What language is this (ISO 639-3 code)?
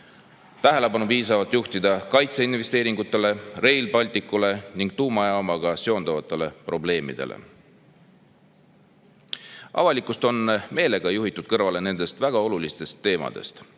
est